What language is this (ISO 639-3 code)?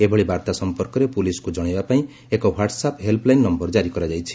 ori